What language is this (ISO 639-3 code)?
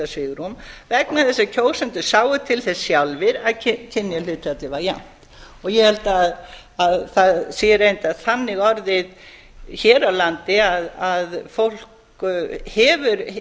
isl